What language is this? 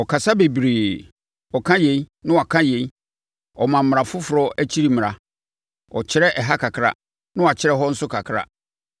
Akan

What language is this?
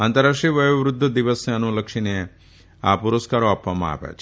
Gujarati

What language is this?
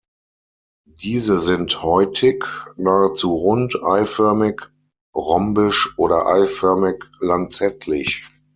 German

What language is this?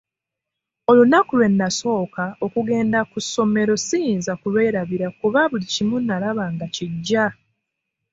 Ganda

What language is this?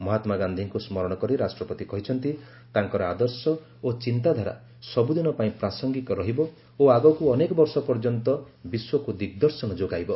Odia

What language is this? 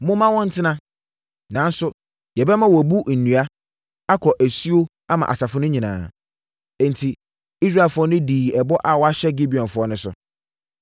Akan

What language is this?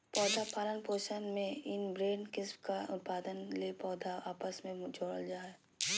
Magahi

